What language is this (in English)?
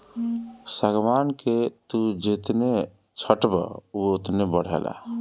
Bhojpuri